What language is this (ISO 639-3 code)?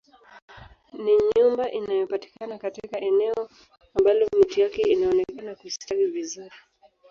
swa